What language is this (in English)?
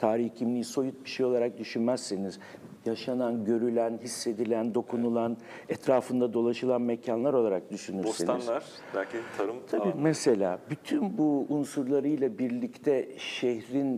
Turkish